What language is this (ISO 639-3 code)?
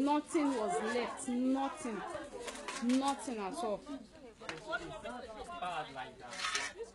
eng